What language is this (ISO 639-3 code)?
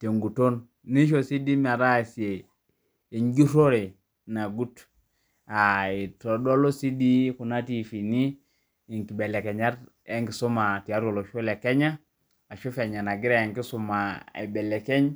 mas